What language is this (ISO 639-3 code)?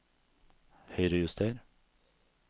nor